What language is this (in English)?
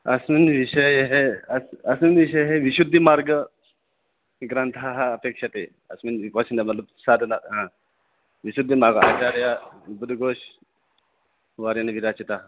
Sanskrit